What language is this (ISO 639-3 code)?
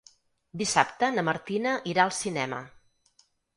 cat